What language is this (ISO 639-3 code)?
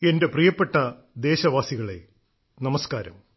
mal